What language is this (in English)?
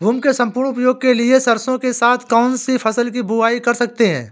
Hindi